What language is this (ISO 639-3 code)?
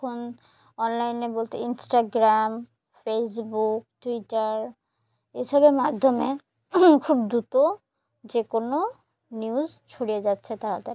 ben